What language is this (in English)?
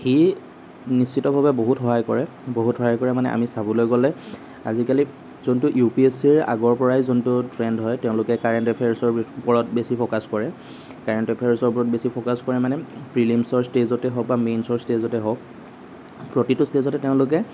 Assamese